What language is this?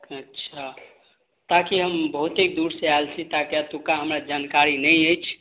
Maithili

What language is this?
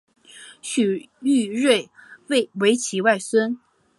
Chinese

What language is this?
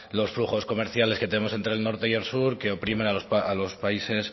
Spanish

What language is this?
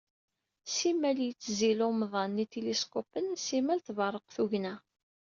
Kabyle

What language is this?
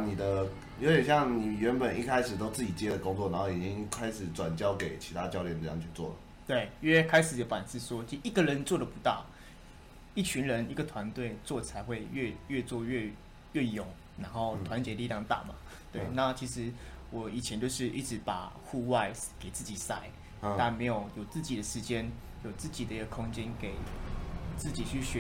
Chinese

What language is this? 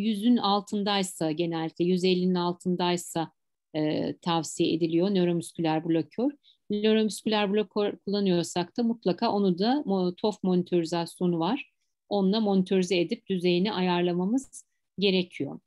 Turkish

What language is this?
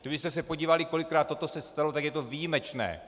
Czech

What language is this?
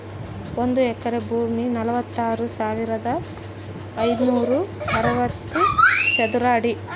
Kannada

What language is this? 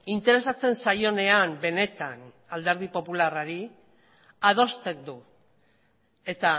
Basque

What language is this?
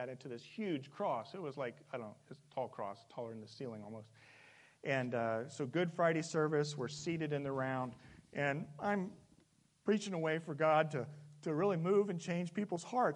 English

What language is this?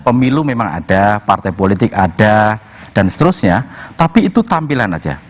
Indonesian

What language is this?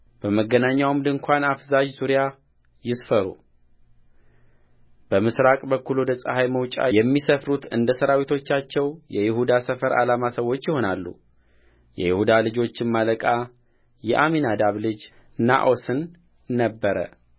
Amharic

